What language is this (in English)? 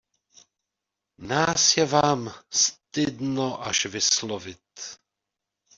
Czech